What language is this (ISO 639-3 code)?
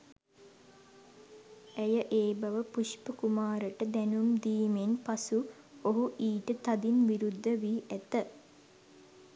sin